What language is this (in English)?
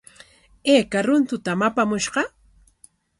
Corongo Ancash Quechua